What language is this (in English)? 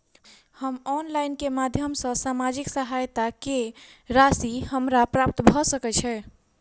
Maithili